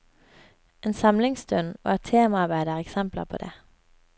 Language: Norwegian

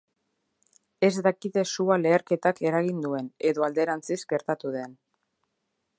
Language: Basque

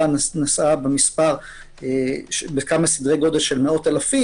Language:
Hebrew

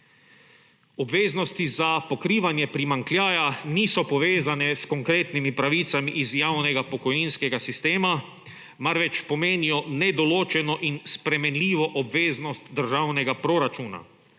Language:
Slovenian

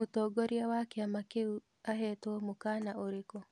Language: Kikuyu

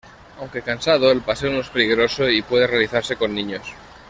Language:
Spanish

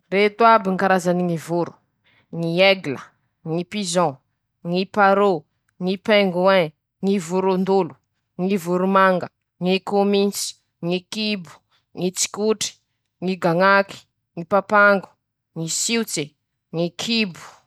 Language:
Masikoro Malagasy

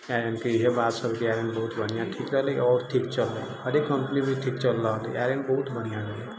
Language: Maithili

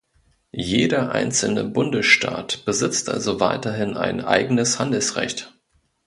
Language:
German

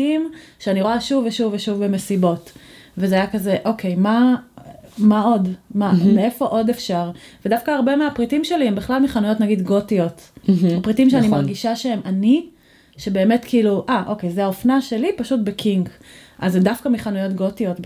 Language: Hebrew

